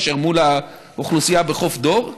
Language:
Hebrew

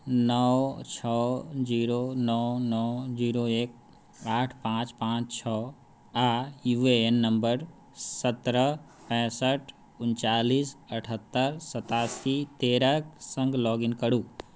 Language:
Maithili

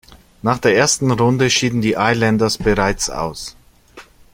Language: German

